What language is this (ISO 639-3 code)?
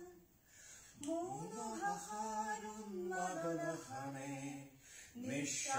ron